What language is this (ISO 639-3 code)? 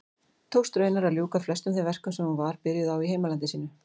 isl